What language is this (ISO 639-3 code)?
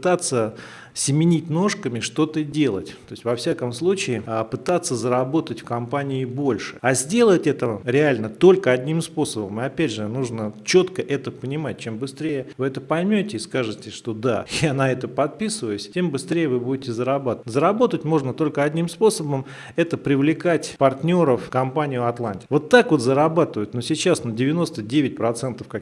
rus